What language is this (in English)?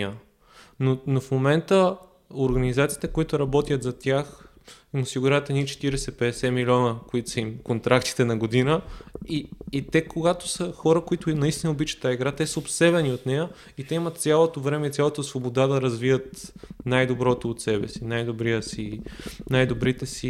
Bulgarian